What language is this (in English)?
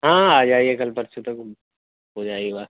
Urdu